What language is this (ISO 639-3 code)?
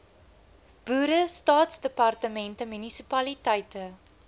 afr